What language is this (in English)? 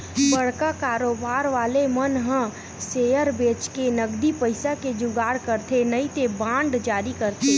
Chhattisgarhi